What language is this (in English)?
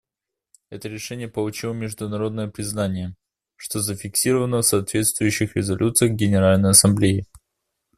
Russian